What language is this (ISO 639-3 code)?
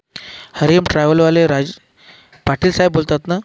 mar